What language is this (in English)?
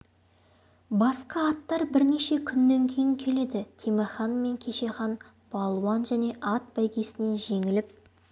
Kazakh